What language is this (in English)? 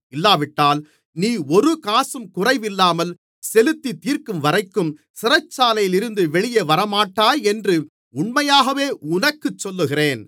Tamil